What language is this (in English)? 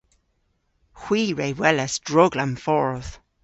Cornish